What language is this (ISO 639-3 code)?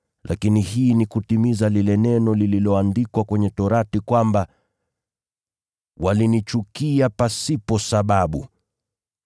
swa